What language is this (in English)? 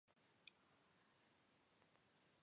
Georgian